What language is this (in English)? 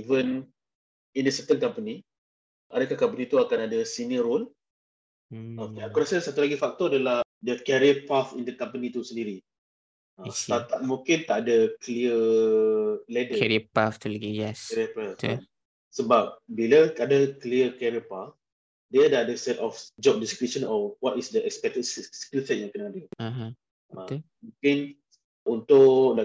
Malay